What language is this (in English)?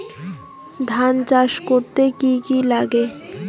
Bangla